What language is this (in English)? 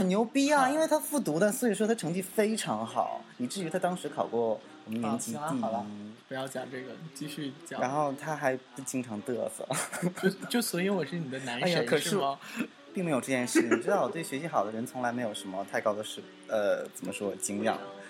Chinese